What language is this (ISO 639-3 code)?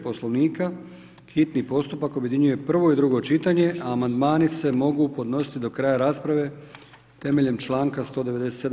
hrv